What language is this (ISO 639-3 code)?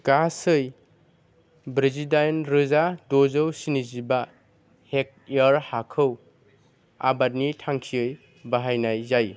brx